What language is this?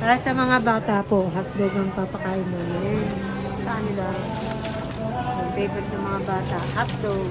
Filipino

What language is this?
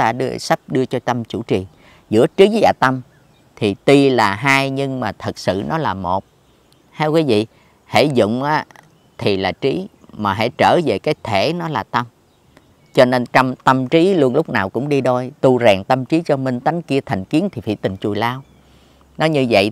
Vietnamese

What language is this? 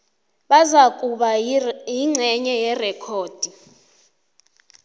South Ndebele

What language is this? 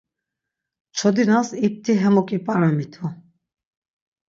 Laz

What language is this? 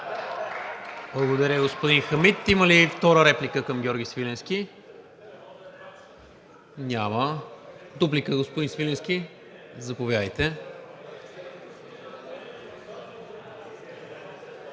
Bulgarian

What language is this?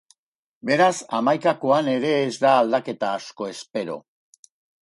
Basque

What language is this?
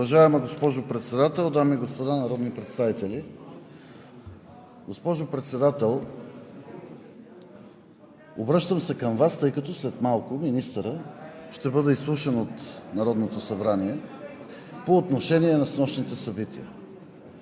Bulgarian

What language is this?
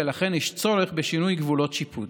Hebrew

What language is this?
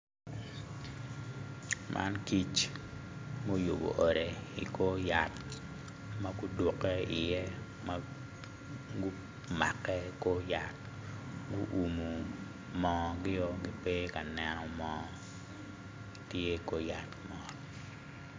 Acoli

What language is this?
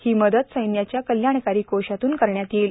Marathi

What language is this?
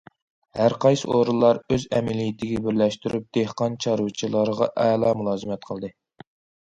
Uyghur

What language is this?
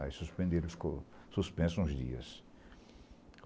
Portuguese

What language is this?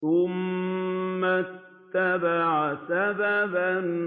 Arabic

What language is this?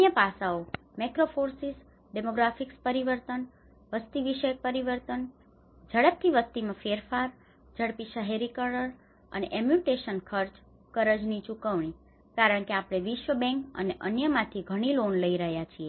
Gujarati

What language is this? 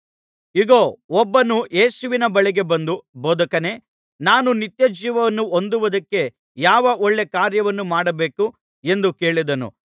Kannada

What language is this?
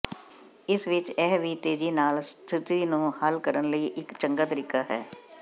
Punjabi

